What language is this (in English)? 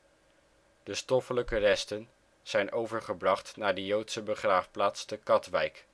Dutch